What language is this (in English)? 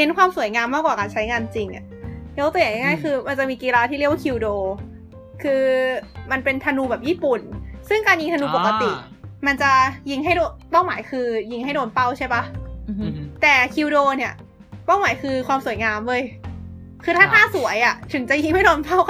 Thai